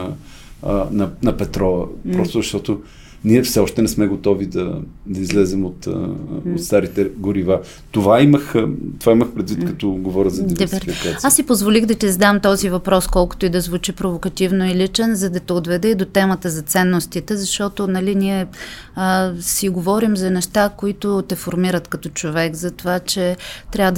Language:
Bulgarian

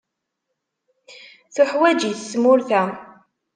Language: Kabyle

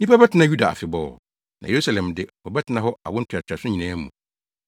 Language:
Akan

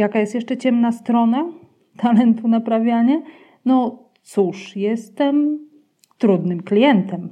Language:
Polish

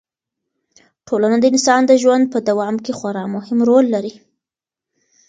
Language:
Pashto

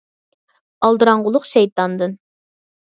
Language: Uyghur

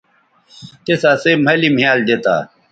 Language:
Bateri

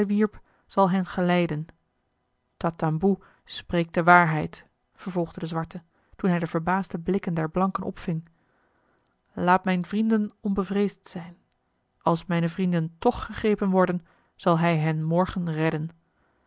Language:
Dutch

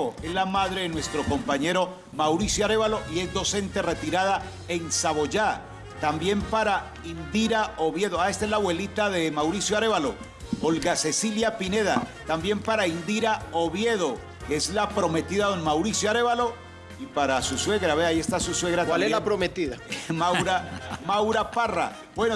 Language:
Spanish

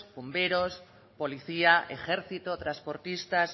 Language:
Spanish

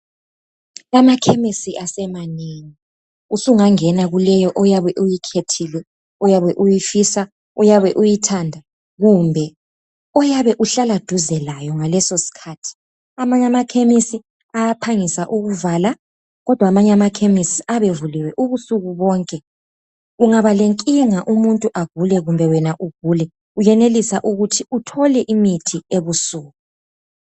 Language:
North Ndebele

